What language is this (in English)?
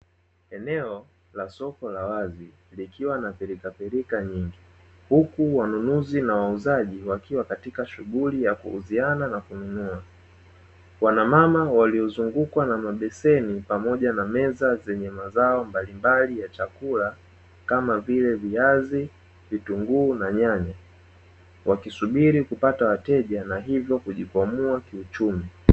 Swahili